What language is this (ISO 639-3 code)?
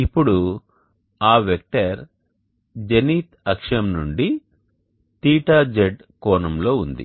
tel